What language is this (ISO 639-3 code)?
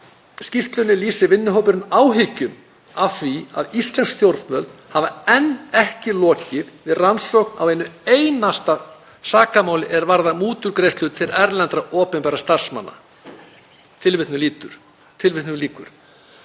isl